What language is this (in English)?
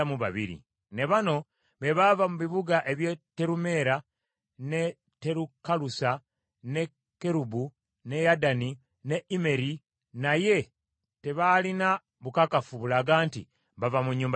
Ganda